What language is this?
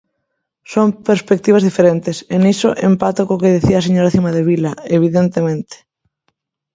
Galician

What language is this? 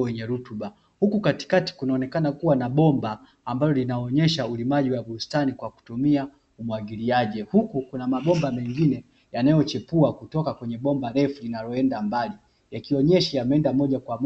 Swahili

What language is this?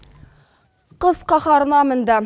Kazakh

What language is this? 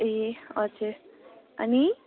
Nepali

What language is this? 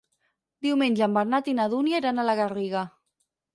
Catalan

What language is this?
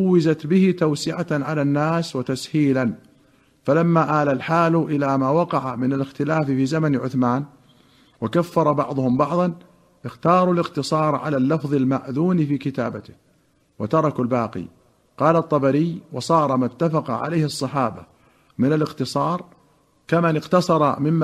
Arabic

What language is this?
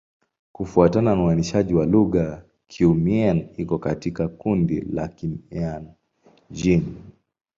Swahili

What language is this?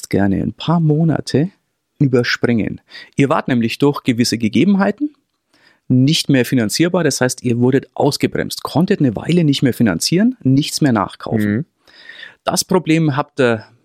German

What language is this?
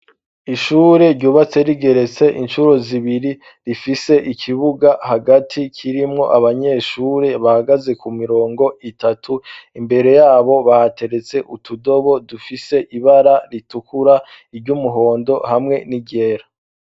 Rundi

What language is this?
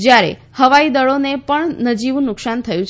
Gujarati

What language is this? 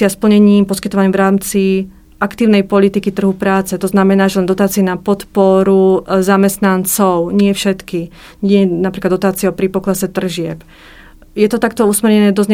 Slovak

